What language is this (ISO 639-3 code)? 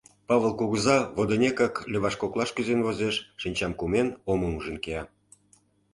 chm